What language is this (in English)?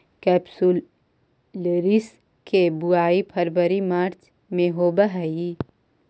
Magahi